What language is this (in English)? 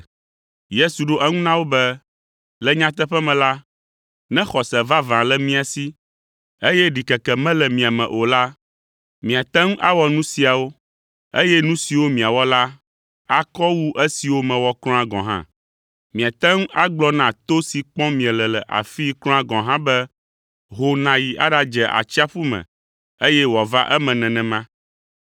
Ewe